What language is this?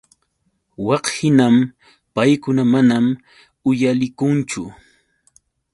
Yauyos Quechua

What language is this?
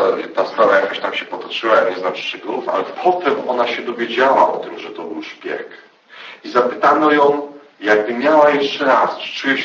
Polish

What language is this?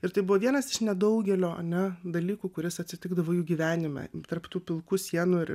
Lithuanian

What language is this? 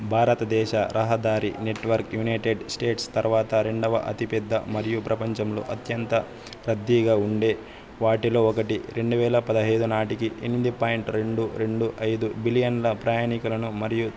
Telugu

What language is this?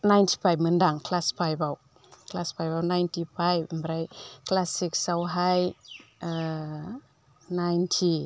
Bodo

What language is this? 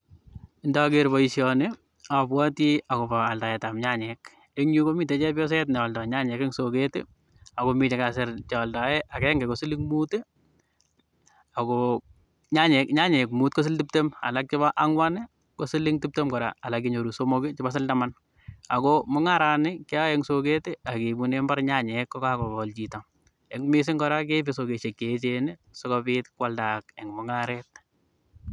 Kalenjin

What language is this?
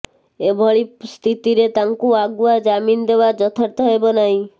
Odia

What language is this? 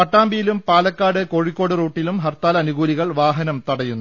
Malayalam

